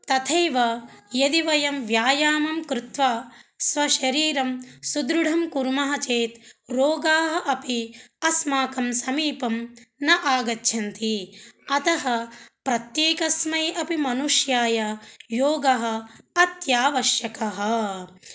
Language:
Sanskrit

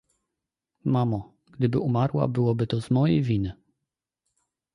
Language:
Polish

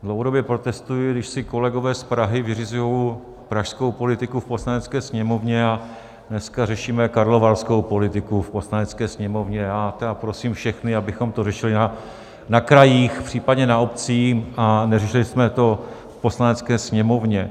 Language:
Czech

